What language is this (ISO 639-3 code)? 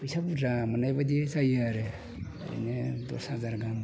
brx